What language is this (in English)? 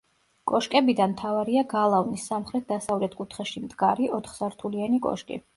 Georgian